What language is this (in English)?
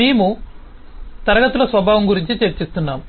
Telugu